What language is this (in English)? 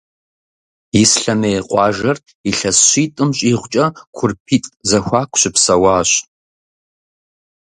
Kabardian